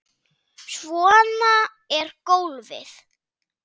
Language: Icelandic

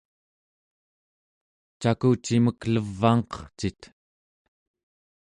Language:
Central Yupik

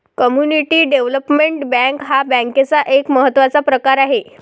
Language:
Marathi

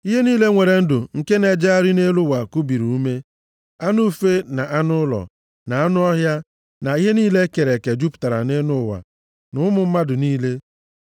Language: Igbo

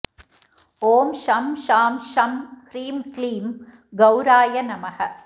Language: Sanskrit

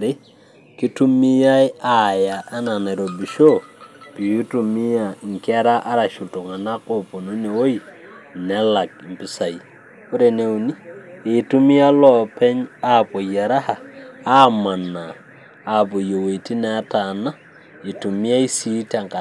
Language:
Masai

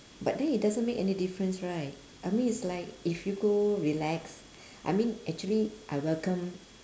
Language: English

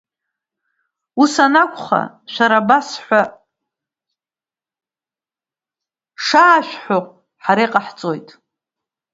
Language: Abkhazian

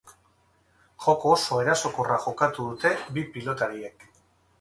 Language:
Basque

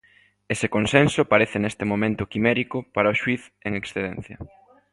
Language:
Galician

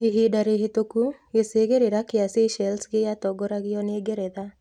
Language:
Kikuyu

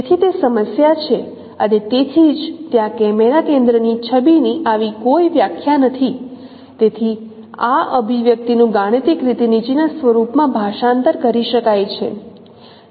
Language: Gujarati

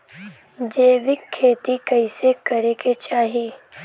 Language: Bhojpuri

